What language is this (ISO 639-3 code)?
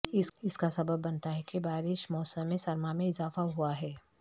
urd